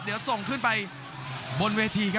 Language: Thai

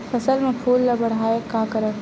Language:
Chhattisgarhi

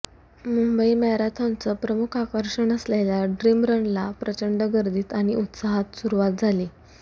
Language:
Marathi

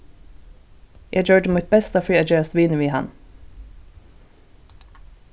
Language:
Faroese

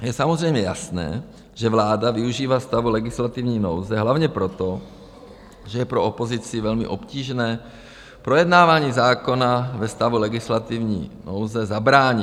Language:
Czech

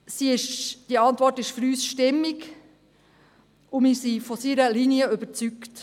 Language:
Swiss German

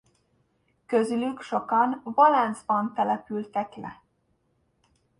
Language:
Hungarian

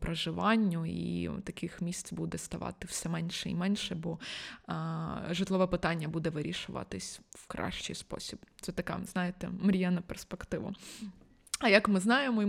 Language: Ukrainian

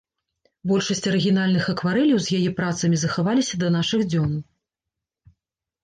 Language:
Belarusian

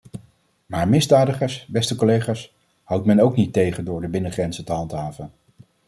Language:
Dutch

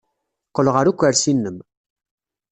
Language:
Kabyle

